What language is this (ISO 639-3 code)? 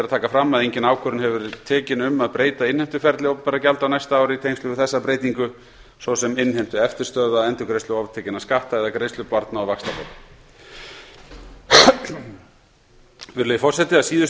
isl